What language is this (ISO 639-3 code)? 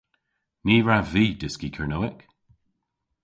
cor